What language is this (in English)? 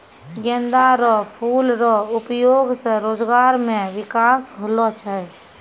Maithili